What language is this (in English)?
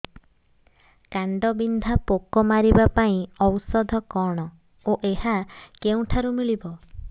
Odia